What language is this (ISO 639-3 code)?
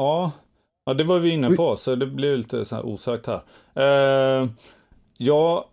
swe